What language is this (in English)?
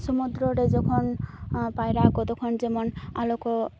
Santali